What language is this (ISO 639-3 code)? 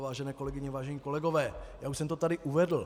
ces